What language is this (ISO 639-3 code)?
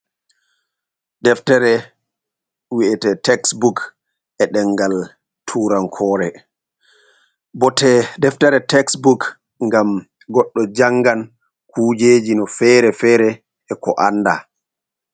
ful